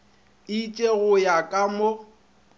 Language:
Northern Sotho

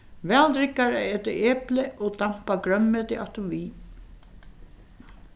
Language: Faroese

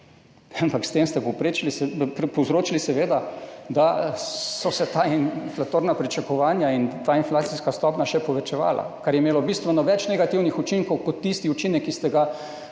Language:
Slovenian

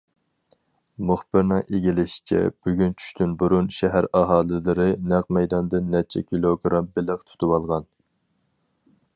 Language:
Uyghur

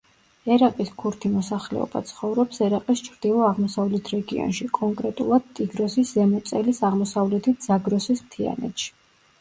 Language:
Georgian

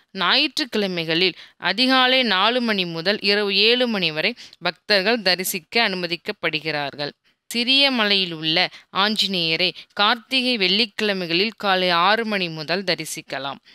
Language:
Hindi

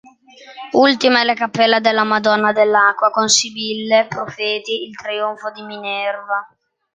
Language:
Italian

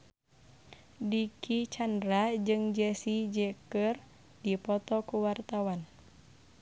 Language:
Sundanese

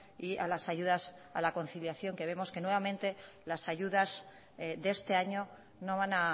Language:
Spanish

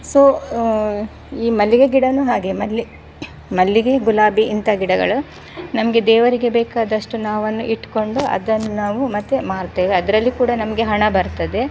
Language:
Kannada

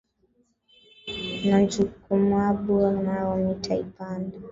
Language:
Swahili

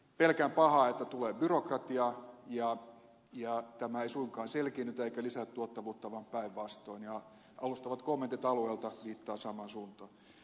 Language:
Finnish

